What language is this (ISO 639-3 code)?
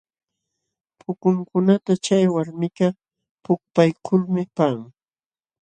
qxw